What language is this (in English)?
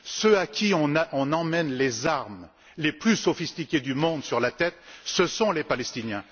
French